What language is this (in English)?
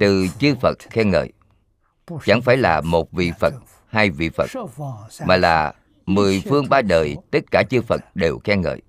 Vietnamese